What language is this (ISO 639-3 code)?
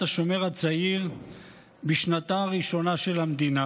heb